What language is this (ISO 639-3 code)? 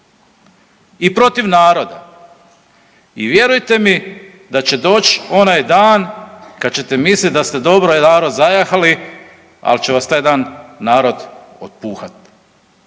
hrv